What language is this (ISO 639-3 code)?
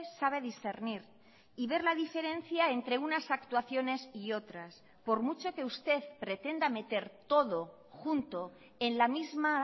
spa